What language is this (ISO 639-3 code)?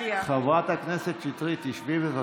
heb